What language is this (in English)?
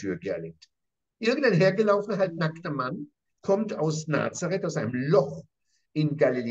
German